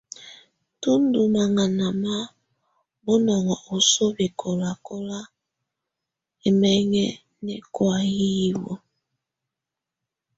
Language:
Tunen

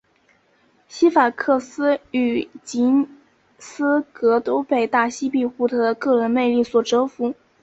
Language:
Chinese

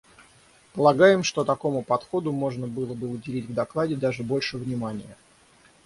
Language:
Russian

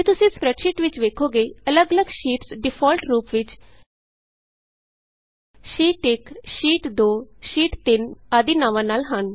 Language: Punjabi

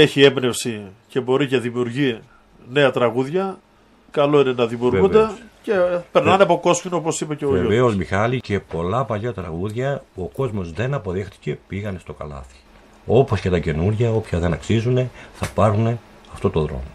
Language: Greek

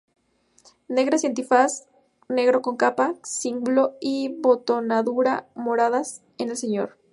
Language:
Spanish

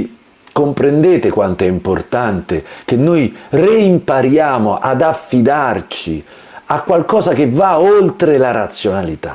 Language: Italian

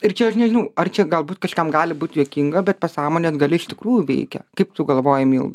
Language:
Lithuanian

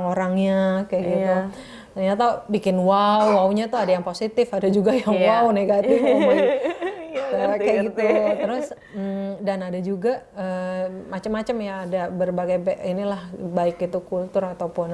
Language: Indonesian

